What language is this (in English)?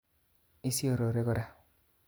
Kalenjin